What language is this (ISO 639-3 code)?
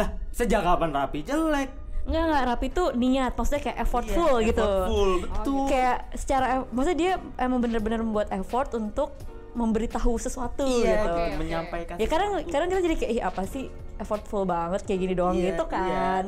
ind